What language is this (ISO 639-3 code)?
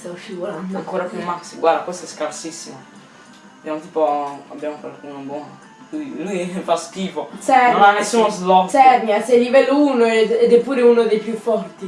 ita